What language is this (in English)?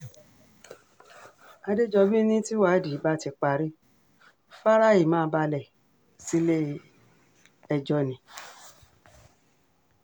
Yoruba